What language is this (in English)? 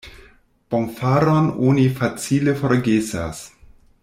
Esperanto